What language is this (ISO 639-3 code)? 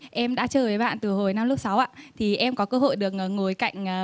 vie